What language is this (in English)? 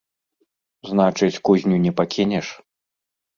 Belarusian